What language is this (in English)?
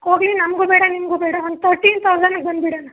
Kannada